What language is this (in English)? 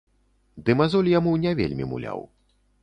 Belarusian